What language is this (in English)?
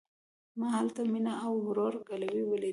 Pashto